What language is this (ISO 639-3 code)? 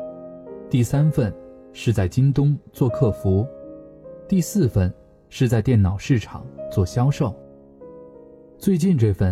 zho